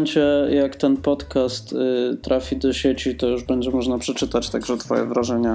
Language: Polish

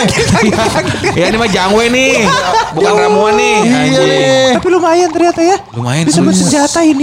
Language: Indonesian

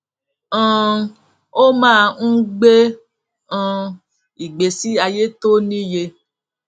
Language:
Yoruba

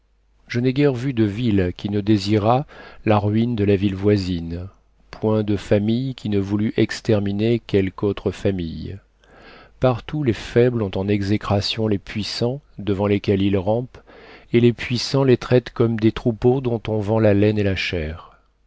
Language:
French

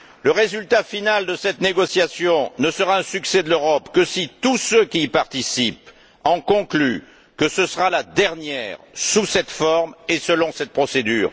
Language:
French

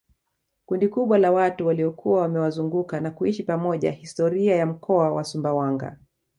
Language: Swahili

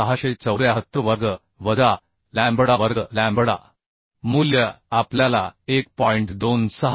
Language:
Marathi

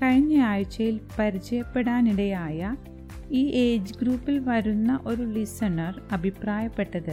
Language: Malayalam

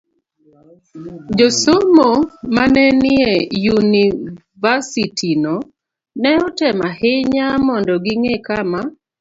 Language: Luo (Kenya and Tanzania)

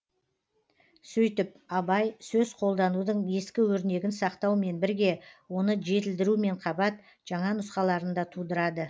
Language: Kazakh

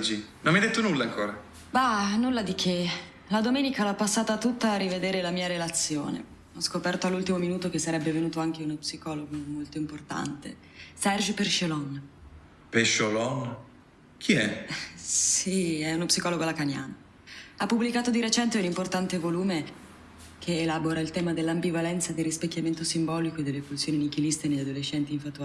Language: Italian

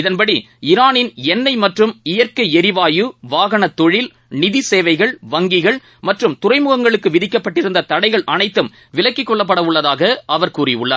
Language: Tamil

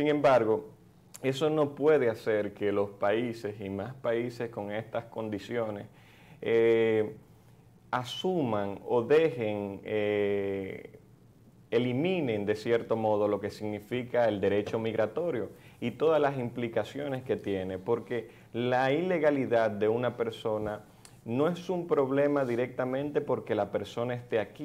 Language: Spanish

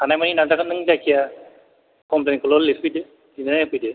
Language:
Bodo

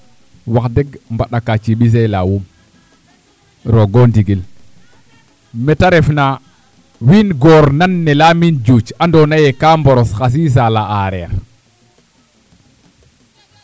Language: Serer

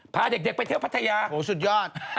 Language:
Thai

